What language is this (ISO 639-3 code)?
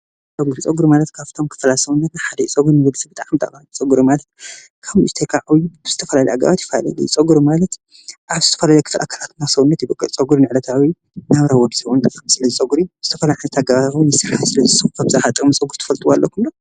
tir